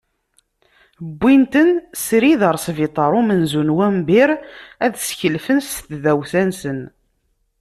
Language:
Kabyle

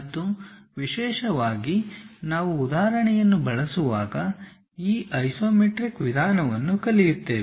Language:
Kannada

